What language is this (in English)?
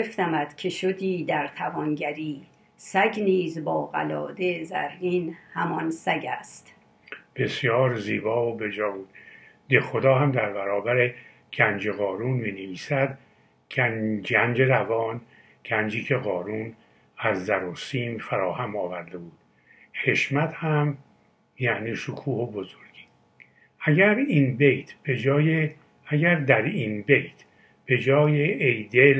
Persian